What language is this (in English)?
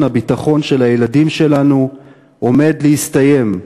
Hebrew